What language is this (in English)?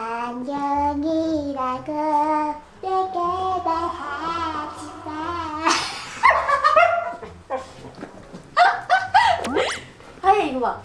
Korean